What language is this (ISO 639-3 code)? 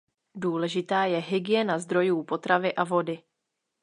ces